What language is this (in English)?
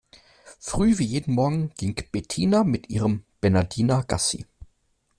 German